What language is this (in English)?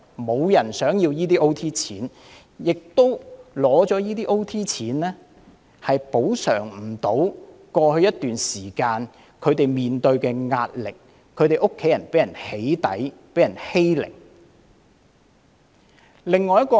Cantonese